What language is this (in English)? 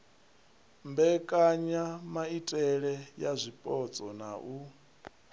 Venda